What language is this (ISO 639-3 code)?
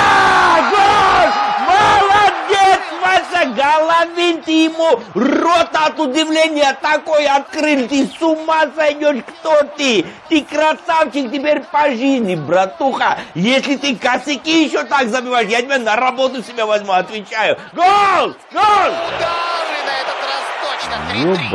rus